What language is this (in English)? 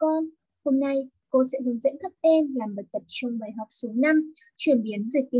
Vietnamese